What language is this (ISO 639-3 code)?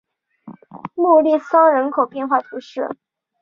zho